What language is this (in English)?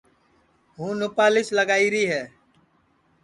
Sansi